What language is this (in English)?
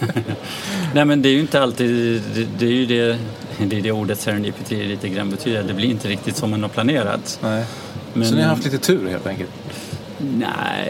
Swedish